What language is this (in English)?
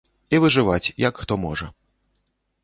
Belarusian